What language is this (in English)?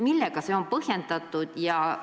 Estonian